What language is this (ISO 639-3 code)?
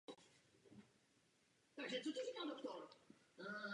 ces